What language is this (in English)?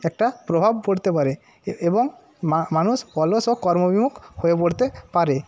Bangla